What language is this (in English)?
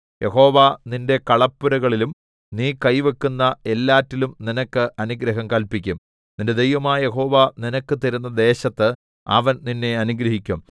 Malayalam